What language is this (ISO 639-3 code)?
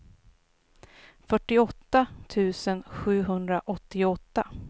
swe